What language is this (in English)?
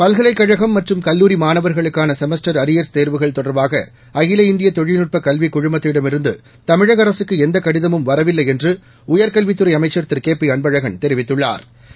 Tamil